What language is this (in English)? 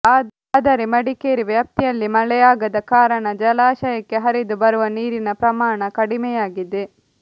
Kannada